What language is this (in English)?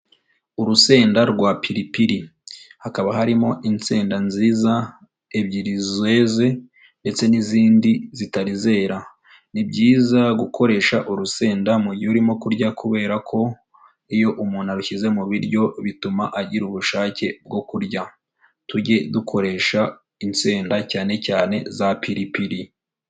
Kinyarwanda